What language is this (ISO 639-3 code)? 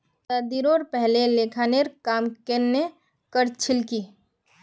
mag